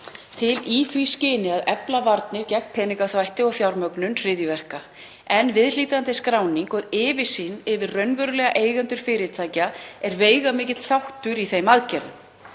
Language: Icelandic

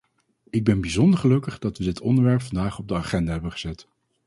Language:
Dutch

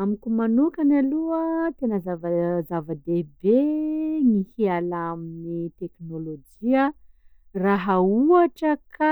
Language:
Sakalava Malagasy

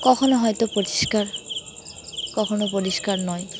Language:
Bangla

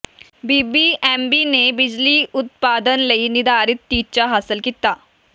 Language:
Punjabi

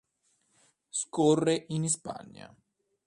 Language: Italian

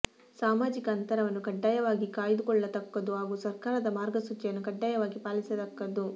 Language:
Kannada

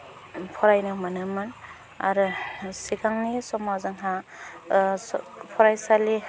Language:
Bodo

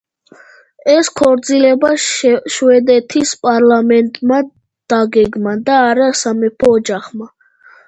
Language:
Georgian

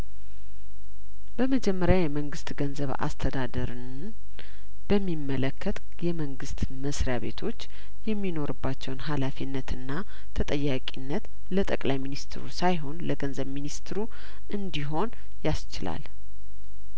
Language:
Amharic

